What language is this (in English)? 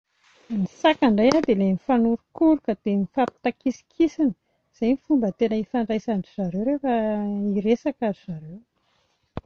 Malagasy